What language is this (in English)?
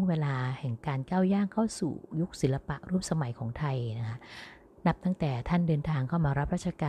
Thai